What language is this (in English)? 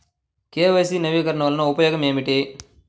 Telugu